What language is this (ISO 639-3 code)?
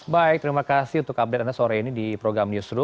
ind